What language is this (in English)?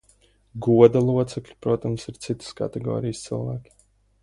Latvian